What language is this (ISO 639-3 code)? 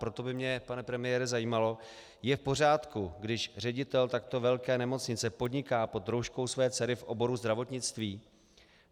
ces